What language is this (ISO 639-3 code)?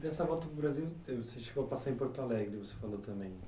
por